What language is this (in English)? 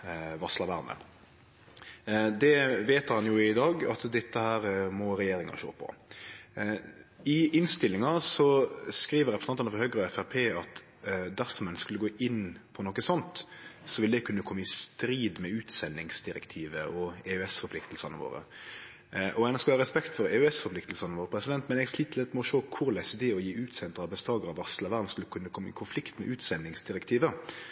Norwegian Nynorsk